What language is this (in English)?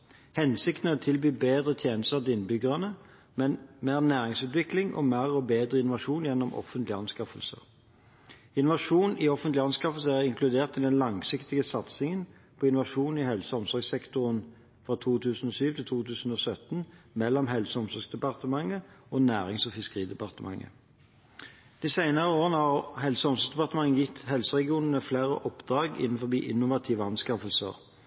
Norwegian Bokmål